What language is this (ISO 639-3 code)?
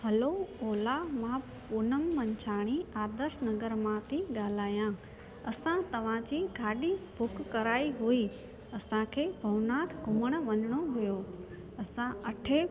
snd